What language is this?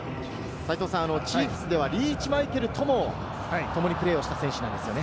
Japanese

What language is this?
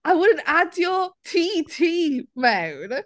Welsh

